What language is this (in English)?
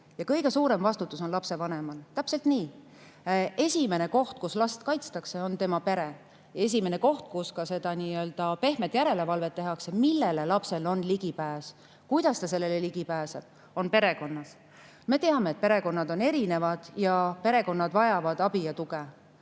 Estonian